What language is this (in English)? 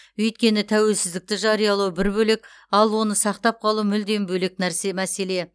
Kazakh